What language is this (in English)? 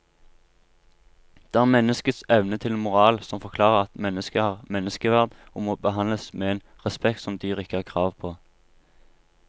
Norwegian